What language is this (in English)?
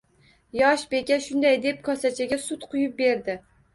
Uzbek